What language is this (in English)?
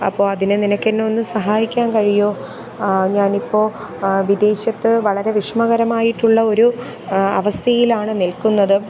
Malayalam